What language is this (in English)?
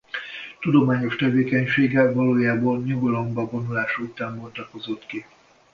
Hungarian